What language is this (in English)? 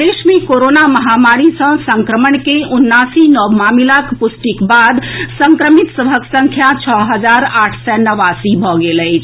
Maithili